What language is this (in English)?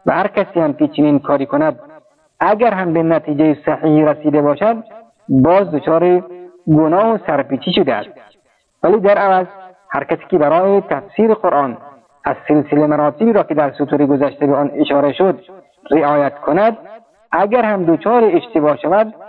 Persian